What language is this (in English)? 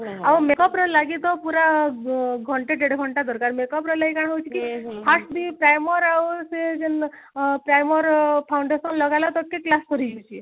Odia